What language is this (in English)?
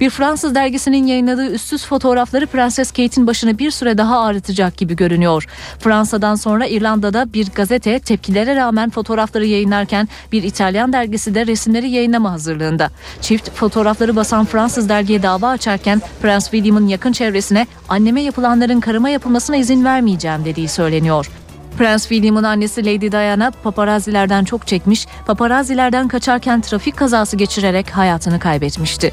Turkish